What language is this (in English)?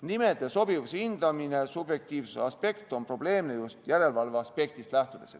Estonian